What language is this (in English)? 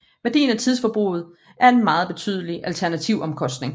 Danish